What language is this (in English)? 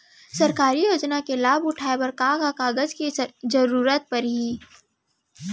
Chhattisgarhi